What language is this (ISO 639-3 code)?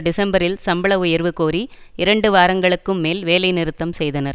tam